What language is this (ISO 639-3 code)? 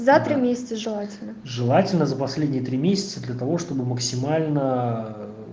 rus